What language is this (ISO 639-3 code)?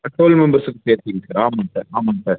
tam